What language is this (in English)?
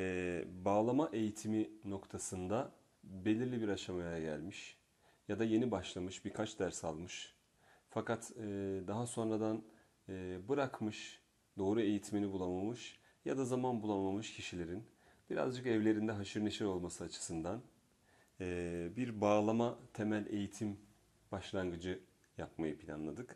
Turkish